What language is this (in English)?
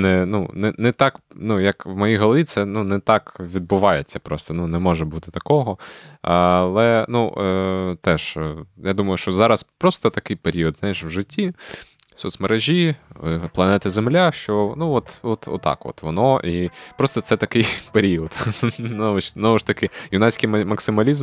Ukrainian